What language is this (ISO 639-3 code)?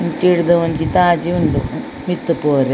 tcy